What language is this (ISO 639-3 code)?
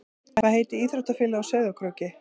isl